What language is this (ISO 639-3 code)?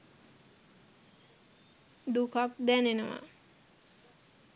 sin